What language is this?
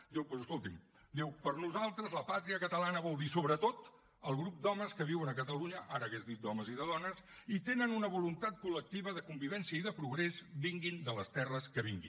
Catalan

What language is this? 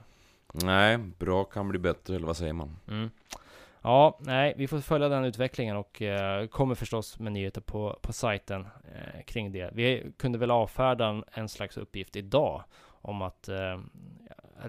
Swedish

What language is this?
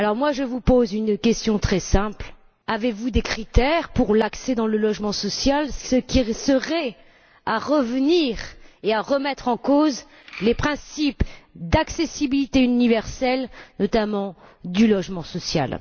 French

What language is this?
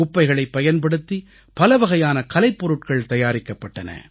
Tamil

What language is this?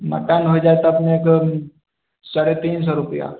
Maithili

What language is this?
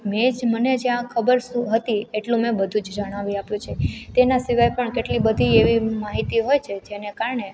Gujarati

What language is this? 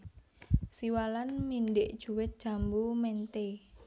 Javanese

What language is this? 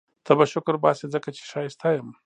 Pashto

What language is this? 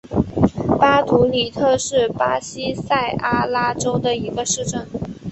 Chinese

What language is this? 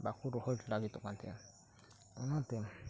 Santali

